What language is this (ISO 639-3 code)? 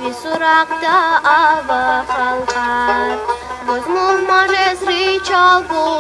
rus